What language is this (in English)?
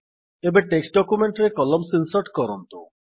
Odia